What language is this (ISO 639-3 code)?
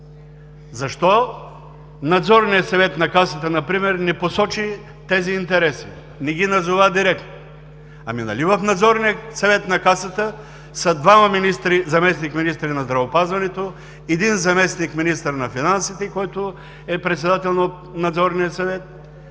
bul